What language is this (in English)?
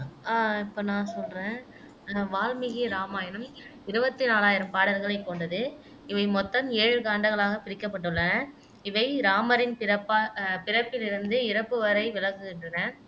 Tamil